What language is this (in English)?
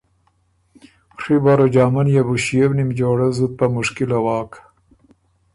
Ormuri